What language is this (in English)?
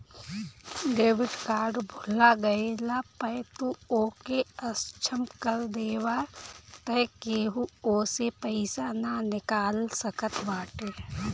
Bhojpuri